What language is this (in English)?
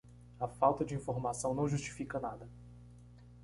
Portuguese